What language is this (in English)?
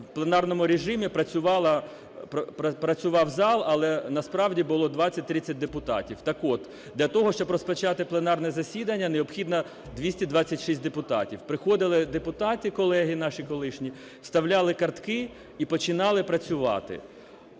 Ukrainian